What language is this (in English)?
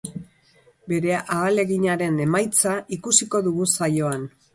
Basque